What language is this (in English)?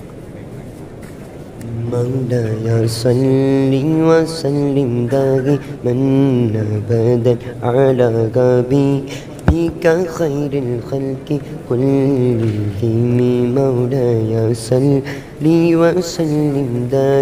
Arabic